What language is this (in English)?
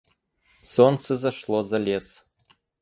Russian